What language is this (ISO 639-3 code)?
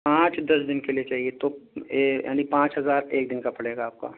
urd